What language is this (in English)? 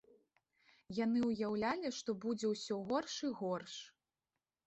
Belarusian